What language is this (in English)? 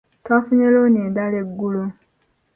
Ganda